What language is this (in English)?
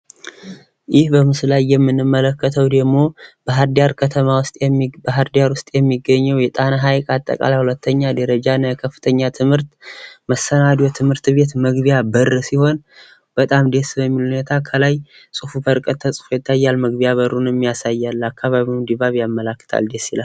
Amharic